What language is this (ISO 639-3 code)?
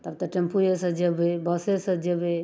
mai